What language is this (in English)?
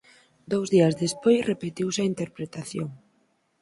Galician